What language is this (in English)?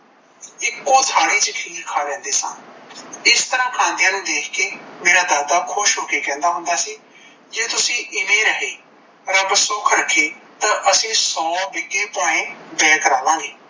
Punjabi